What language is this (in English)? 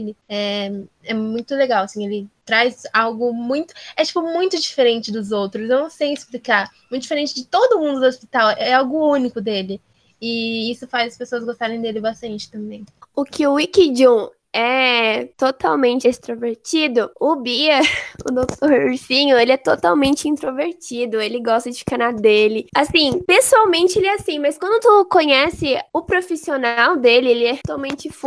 Portuguese